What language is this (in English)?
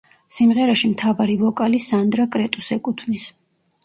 Georgian